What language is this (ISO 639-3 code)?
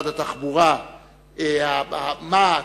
heb